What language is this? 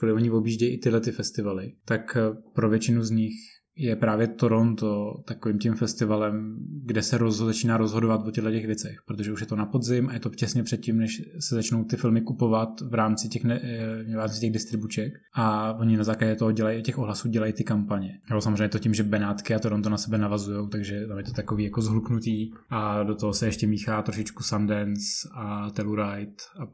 Czech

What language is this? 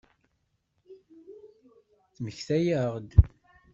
Kabyle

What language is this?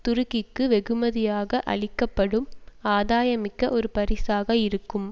Tamil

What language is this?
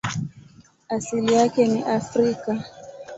Swahili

